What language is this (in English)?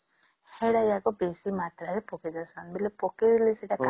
Odia